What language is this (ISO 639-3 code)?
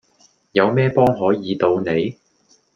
yue